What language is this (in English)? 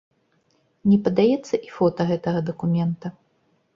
Belarusian